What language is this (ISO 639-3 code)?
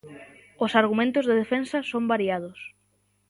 glg